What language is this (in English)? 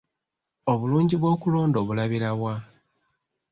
Ganda